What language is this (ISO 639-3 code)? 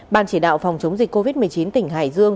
vie